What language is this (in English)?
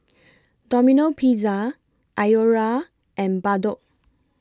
English